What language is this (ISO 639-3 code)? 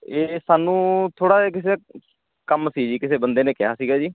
pan